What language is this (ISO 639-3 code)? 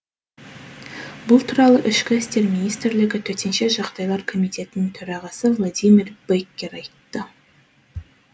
kaz